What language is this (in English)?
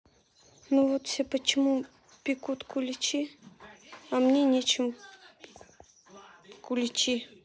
Russian